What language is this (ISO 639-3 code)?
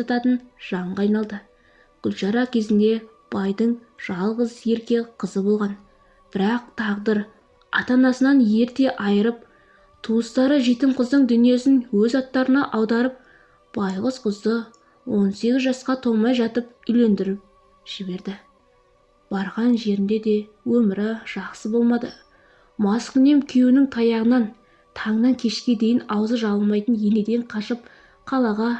tur